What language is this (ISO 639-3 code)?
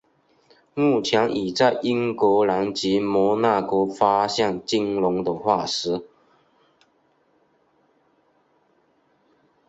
zho